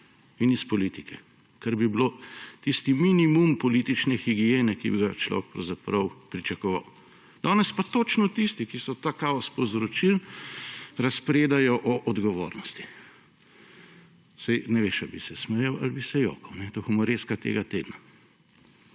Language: Slovenian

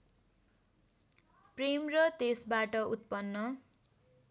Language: Nepali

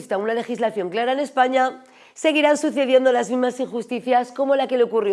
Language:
Spanish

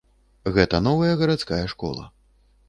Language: Belarusian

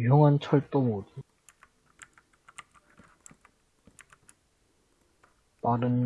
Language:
Korean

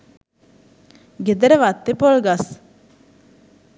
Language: Sinhala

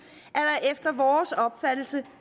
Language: Danish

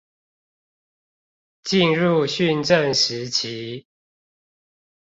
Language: Chinese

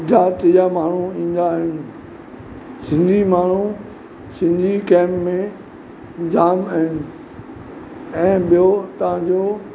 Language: Sindhi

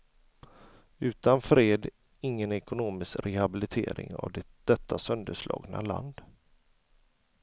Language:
Swedish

